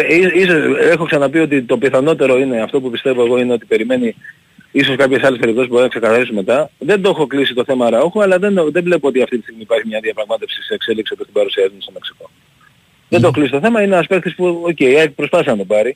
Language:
Greek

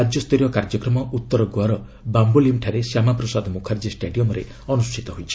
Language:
Odia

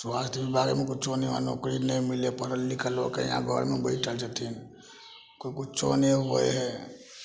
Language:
Maithili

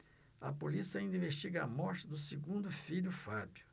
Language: Portuguese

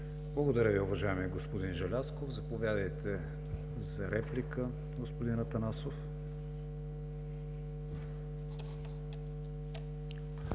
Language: Bulgarian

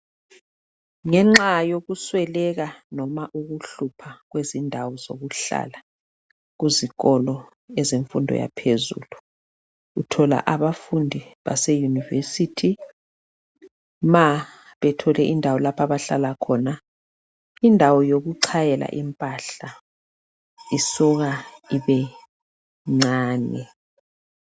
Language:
North Ndebele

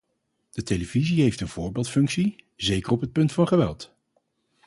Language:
Dutch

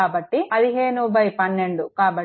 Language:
Telugu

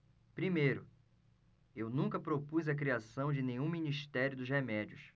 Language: Portuguese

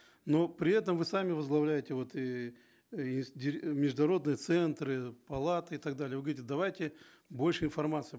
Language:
Kazakh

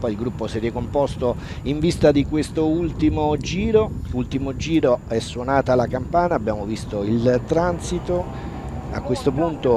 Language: Italian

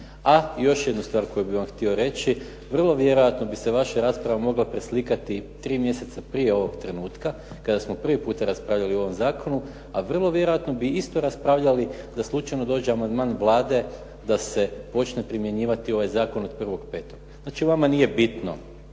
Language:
Croatian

